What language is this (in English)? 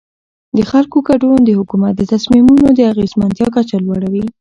Pashto